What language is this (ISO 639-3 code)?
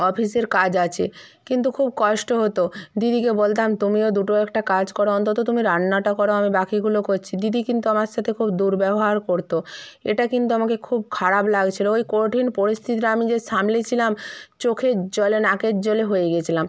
ben